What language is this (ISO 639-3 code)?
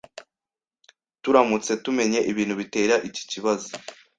kin